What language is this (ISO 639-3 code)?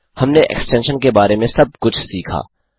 hin